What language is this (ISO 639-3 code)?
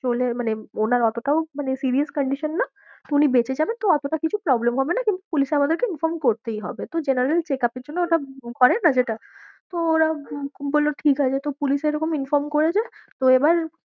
ben